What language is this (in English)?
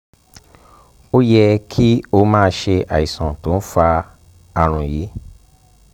Yoruba